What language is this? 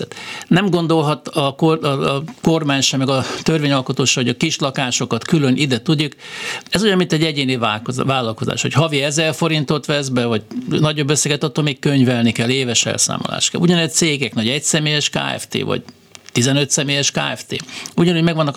Hungarian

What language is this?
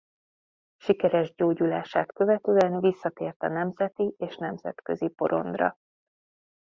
Hungarian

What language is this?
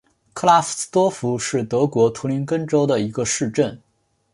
Chinese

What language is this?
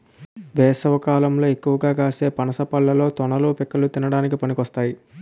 Telugu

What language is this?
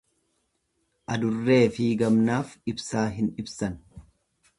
Oromo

